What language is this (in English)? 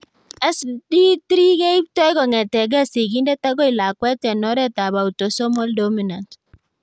Kalenjin